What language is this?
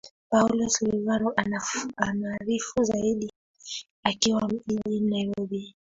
Swahili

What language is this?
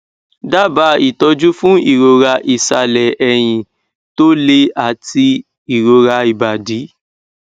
Yoruba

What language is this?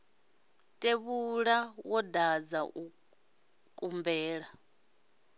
Venda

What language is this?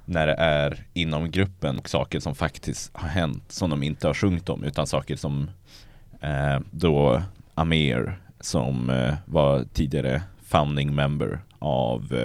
Swedish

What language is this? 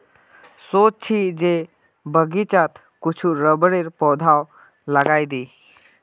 Magahi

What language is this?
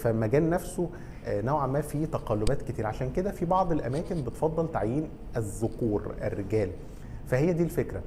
Arabic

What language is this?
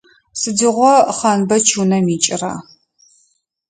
Adyghe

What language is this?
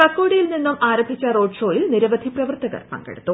Malayalam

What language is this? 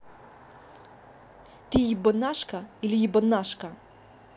Russian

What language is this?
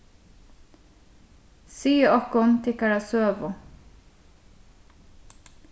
Faroese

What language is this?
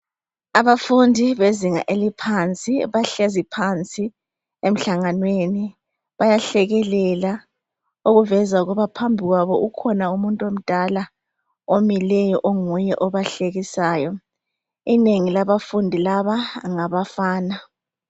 North Ndebele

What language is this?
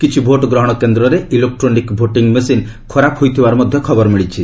Odia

